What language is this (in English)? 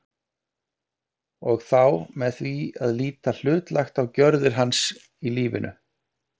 Icelandic